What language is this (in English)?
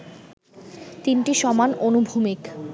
Bangla